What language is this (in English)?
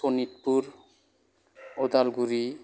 Bodo